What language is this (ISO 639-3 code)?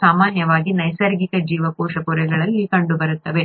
kan